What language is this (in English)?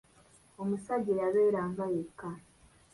Ganda